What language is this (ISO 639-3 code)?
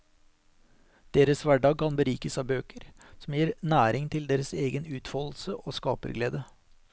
nor